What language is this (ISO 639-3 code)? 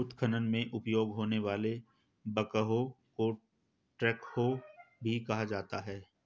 hin